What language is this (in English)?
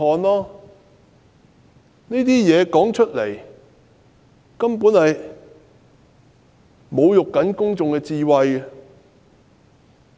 Cantonese